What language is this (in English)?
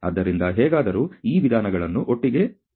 Kannada